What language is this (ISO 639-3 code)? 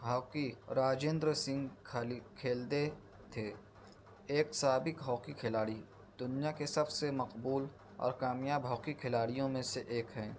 urd